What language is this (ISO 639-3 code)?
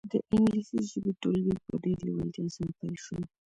pus